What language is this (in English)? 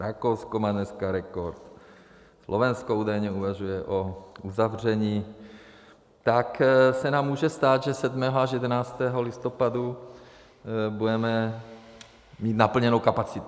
Czech